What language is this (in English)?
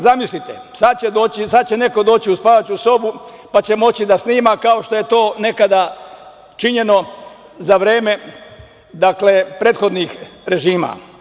Serbian